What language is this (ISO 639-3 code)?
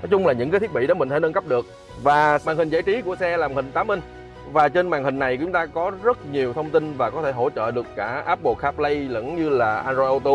vie